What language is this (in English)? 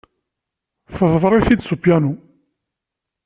Kabyle